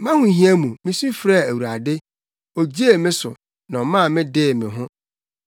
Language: Akan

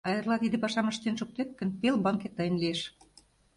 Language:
Mari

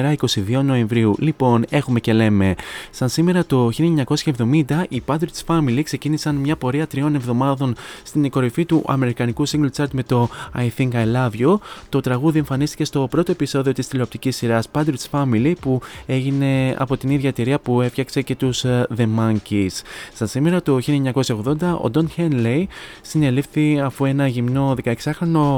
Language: Greek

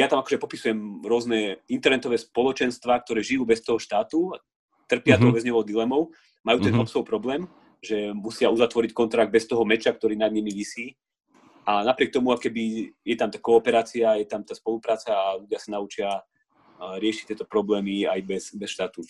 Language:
Slovak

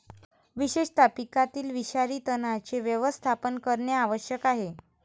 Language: Marathi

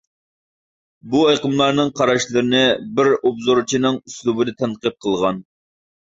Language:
Uyghur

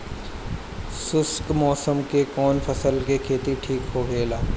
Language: Bhojpuri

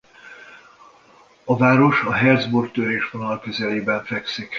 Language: Hungarian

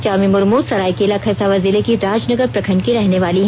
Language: Hindi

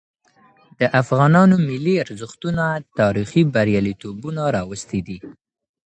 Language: Pashto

